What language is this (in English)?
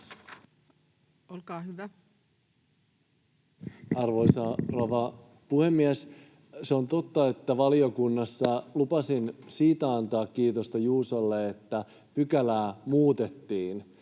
Finnish